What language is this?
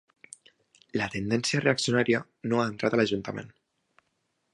Catalan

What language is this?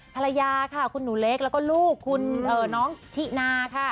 Thai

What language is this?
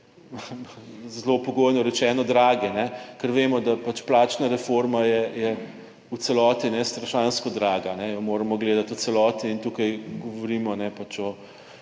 Slovenian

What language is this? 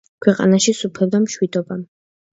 Georgian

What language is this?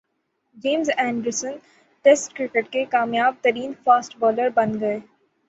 Urdu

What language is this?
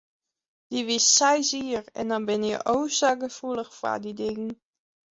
Western Frisian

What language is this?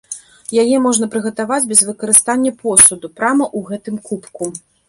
Belarusian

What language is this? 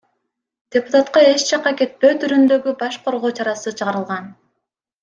Kyrgyz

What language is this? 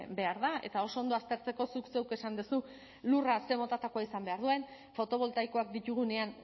Basque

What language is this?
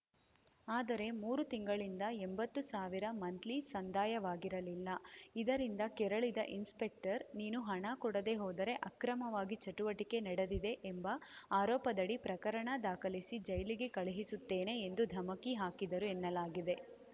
Kannada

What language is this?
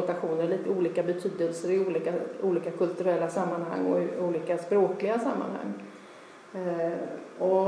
Swedish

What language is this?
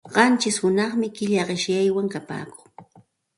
Santa Ana de Tusi Pasco Quechua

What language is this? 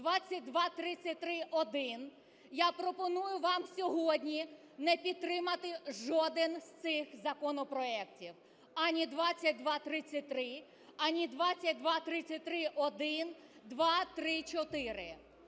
Ukrainian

